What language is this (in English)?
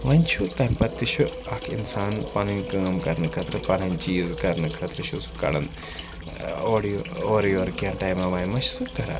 Kashmiri